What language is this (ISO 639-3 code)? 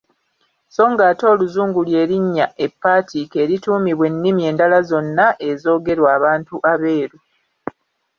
lug